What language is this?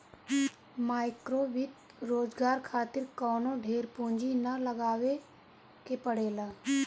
Bhojpuri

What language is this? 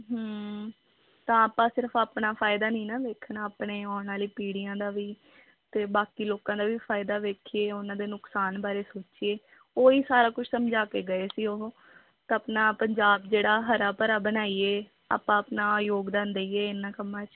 Punjabi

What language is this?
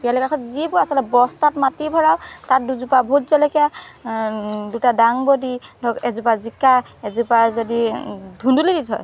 Assamese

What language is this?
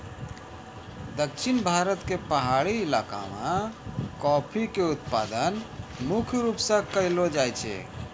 Maithili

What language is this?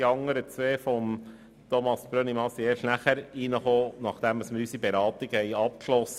Swiss German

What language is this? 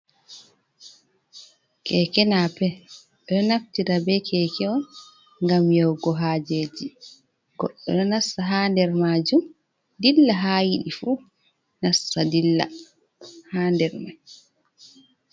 Fula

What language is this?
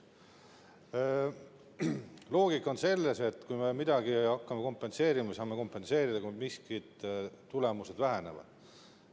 Estonian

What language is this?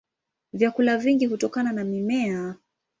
Swahili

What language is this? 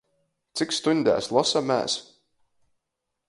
Latgalian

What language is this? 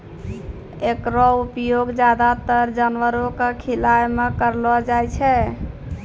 Maithili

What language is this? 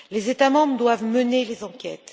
French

